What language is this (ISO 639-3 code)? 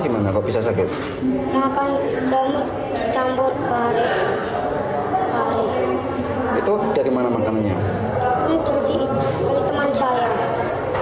ind